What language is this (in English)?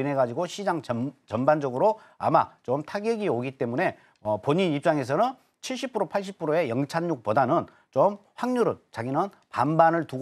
Korean